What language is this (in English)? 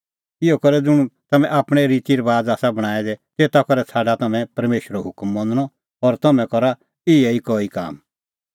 Kullu Pahari